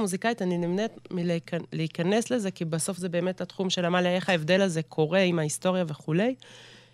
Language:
Hebrew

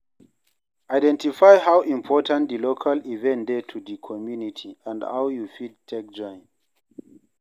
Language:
Nigerian Pidgin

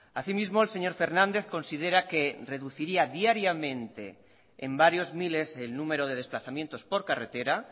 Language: Spanish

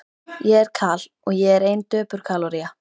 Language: Icelandic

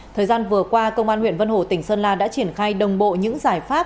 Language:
Vietnamese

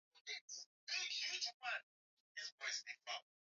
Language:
Swahili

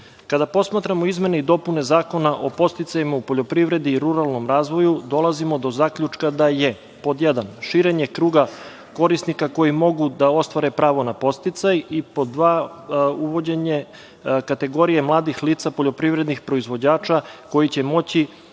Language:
Serbian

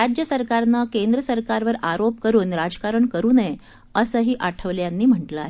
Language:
Marathi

